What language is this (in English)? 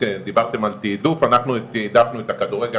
Hebrew